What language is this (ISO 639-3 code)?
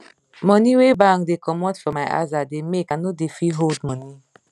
pcm